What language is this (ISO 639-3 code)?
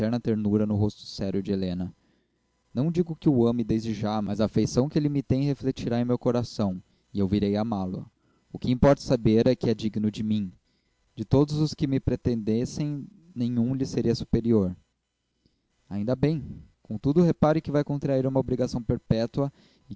por